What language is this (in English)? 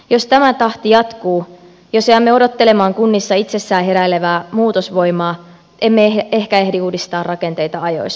Finnish